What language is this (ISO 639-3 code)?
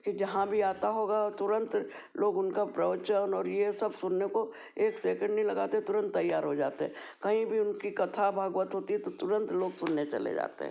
hin